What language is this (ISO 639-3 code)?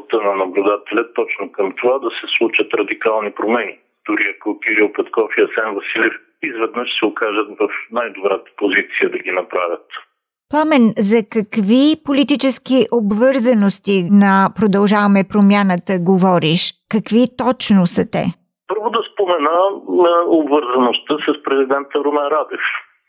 bul